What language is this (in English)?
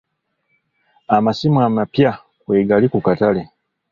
Ganda